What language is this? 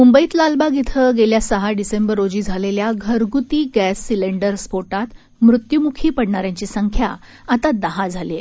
Marathi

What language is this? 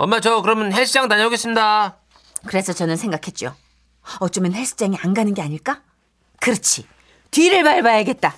Korean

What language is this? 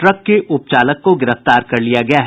Hindi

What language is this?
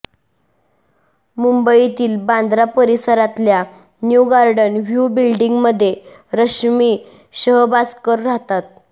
Marathi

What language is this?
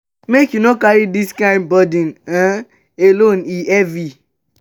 Nigerian Pidgin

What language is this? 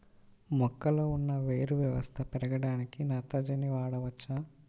Telugu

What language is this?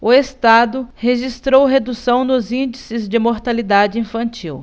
Portuguese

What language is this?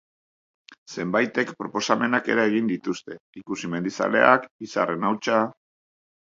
Basque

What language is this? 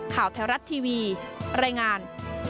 Thai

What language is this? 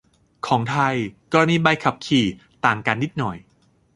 Thai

